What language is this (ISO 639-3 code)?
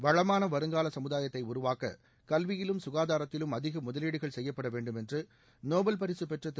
tam